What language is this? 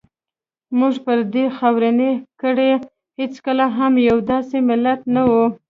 Pashto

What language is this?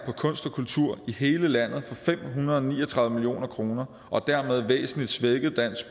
Danish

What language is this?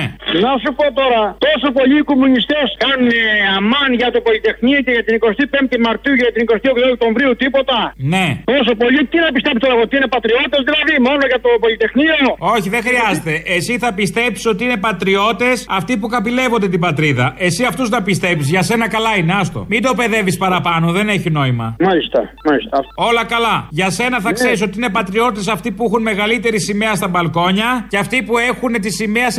Greek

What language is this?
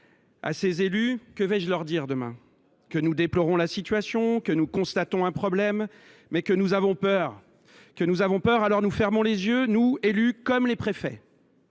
French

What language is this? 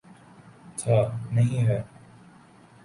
Urdu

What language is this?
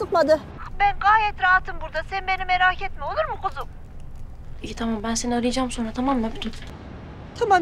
Turkish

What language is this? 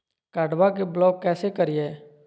Magahi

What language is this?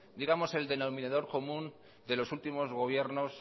Spanish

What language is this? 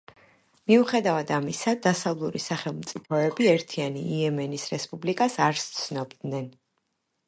Georgian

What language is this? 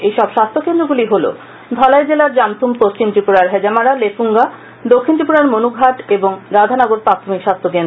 Bangla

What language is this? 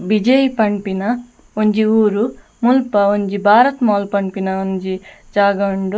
Tulu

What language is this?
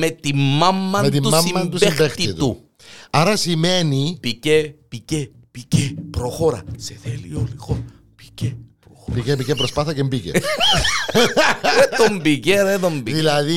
Greek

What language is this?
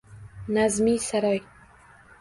Uzbek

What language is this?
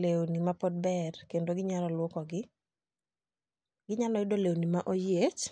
Luo (Kenya and Tanzania)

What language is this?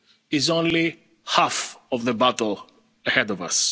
English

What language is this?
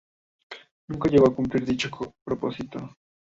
Spanish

